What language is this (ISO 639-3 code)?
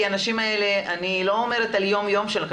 heb